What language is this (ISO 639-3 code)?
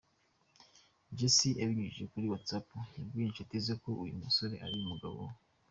kin